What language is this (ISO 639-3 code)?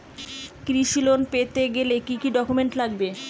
ben